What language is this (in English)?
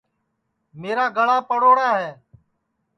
Sansi